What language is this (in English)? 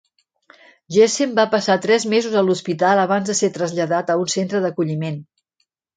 Catalan